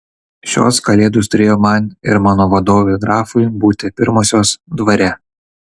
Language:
Lithuanian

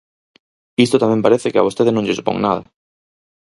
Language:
Galician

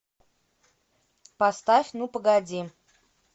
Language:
Russian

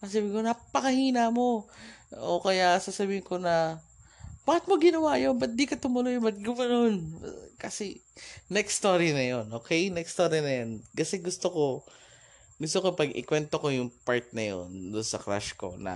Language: Filipino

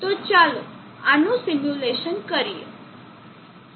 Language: Gujarati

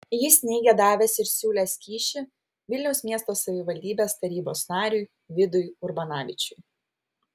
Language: Lithuanian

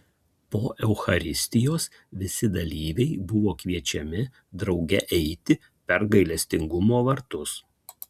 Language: Lithuanian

